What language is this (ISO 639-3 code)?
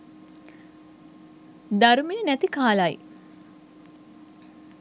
sin